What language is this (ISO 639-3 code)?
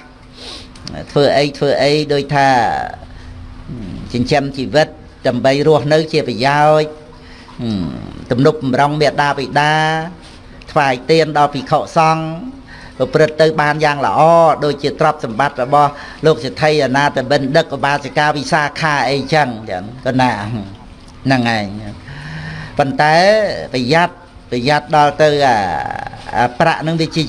vie